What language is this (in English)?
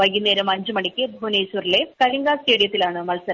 Malayalam